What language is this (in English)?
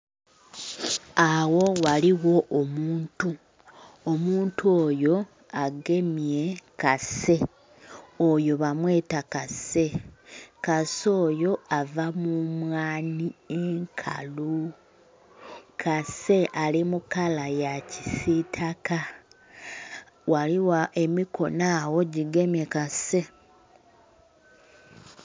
Soga